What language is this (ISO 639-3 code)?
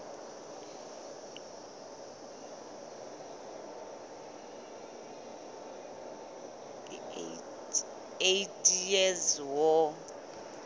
sot